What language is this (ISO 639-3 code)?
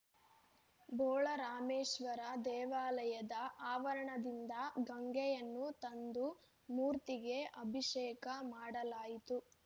kan